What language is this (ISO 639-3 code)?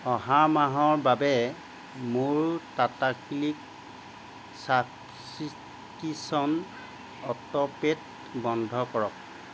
asm